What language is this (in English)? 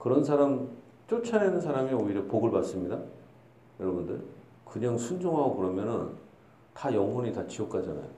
Korean